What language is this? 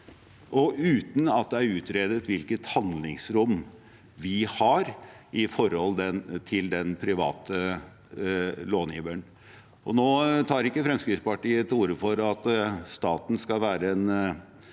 Norwegian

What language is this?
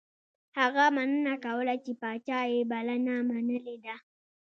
Pashto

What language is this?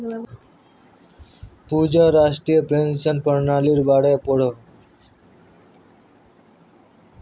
Magahi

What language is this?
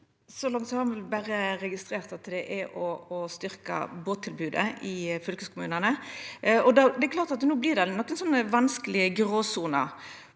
Norwegian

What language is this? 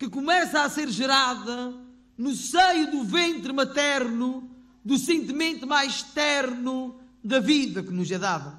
Portuguese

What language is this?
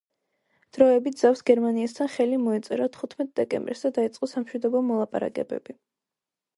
Georgian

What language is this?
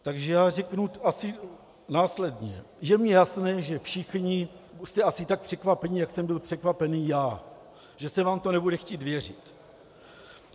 Czech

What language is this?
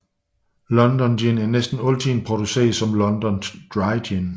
Danish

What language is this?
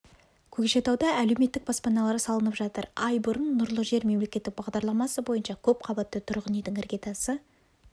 Kazakh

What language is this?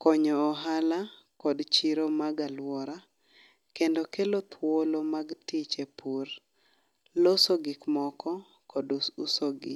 Luo (Kenya and Tanzania)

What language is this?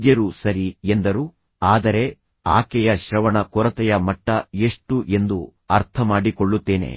Kannada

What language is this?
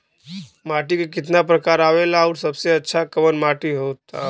Bhojpuri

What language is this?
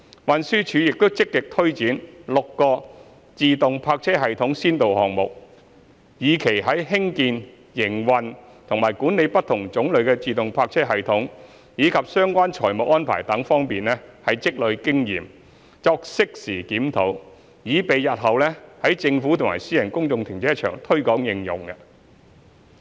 Cantonese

